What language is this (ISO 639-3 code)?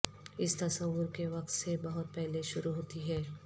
urd